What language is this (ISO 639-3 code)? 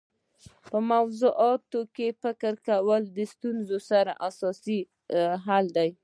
pus